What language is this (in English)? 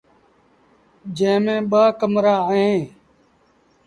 Sindhi Bhil